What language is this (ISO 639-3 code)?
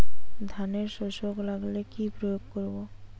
ben